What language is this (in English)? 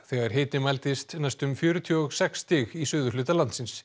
Icelandic